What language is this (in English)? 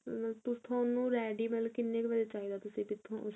Punjabi